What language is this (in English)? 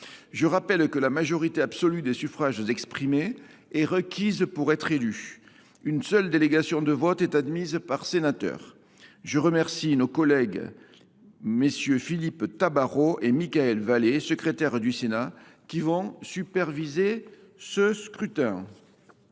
French